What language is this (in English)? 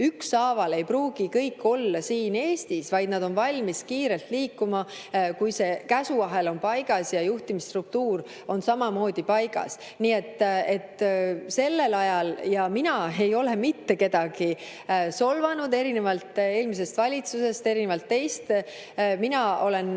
Estonian